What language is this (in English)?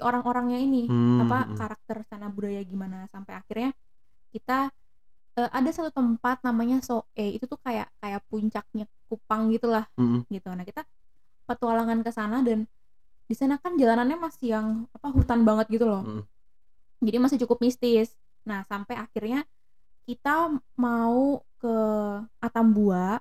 Indonesian